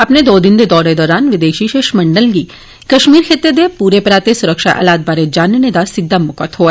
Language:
Dogri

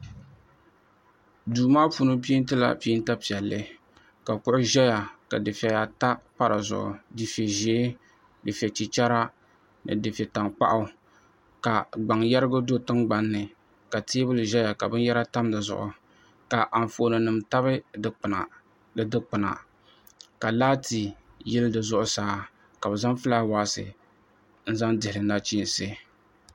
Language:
Dagbani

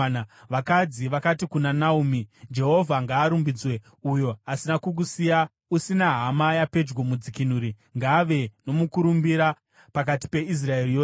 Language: Shona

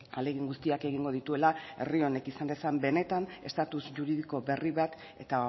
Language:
Basque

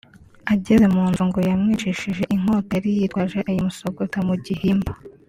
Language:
Kinyarwanda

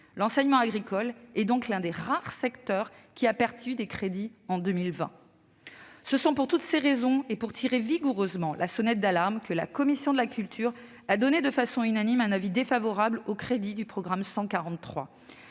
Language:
French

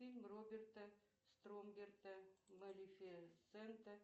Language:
Russian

